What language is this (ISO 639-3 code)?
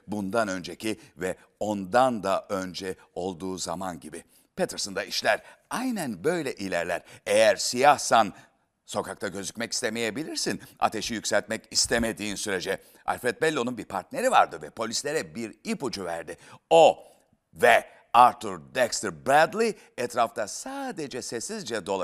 tur